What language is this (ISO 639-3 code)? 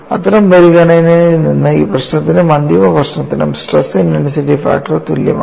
mal